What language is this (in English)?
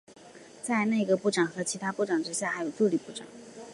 Chinese